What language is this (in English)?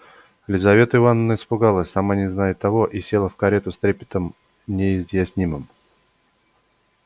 Russian